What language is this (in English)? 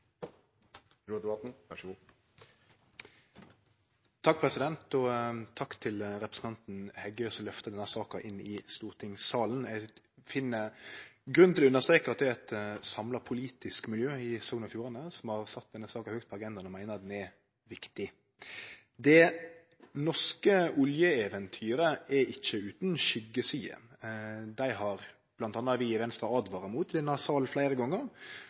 Norwegian Nynorsk